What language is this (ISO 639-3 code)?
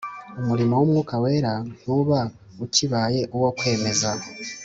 kin